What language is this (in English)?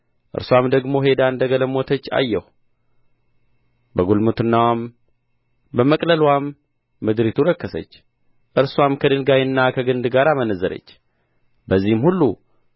Amharic